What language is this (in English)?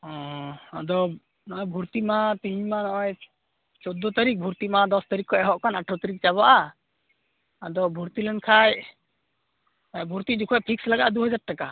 Santali